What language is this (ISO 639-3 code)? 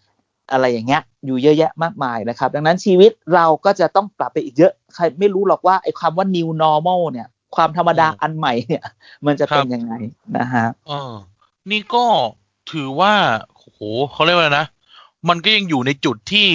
tha